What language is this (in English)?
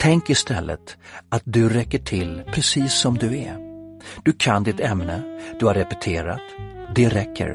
Swedish